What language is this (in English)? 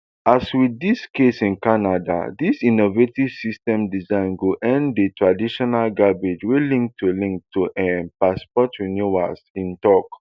Nigerian Pidgin